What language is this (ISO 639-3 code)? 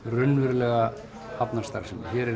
isl